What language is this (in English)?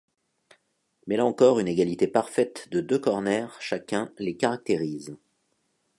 French